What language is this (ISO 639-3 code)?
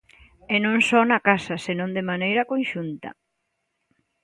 glg